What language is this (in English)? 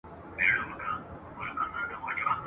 Pashto